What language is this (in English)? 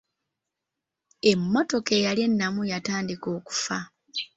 Ganda